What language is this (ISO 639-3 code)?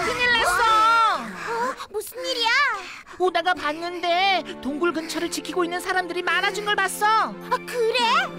kor